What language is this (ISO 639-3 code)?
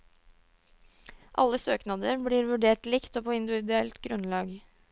nor